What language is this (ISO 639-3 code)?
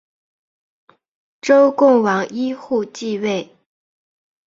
zho